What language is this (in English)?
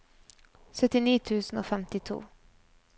Norwegian